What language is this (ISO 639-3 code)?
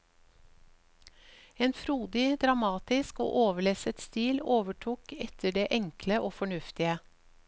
nor